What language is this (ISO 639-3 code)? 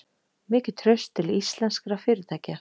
isl